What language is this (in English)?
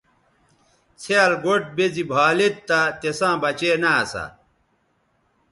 Bateri